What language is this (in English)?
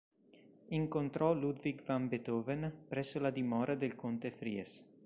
Italian